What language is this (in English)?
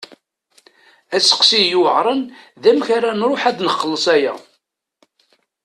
Kabyle